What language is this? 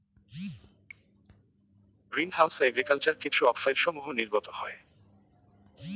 Bangla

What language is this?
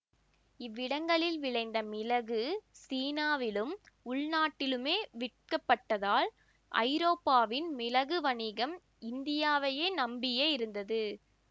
Tamil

